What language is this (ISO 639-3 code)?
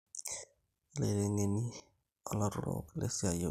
mas